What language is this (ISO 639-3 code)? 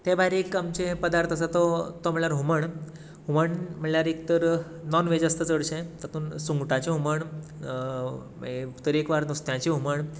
kok